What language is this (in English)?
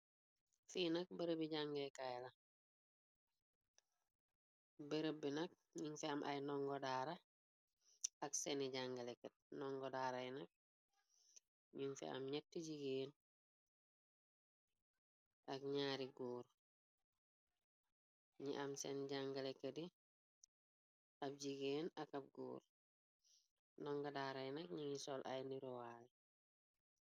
Wolof